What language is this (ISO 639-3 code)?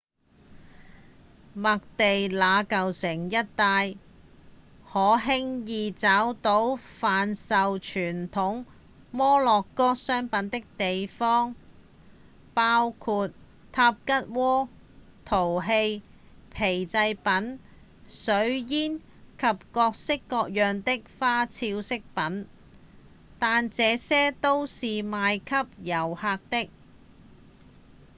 yue